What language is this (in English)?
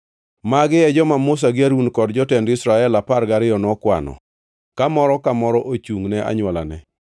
Luo (Kenya and Tanzania)